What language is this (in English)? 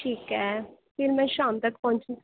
Dogri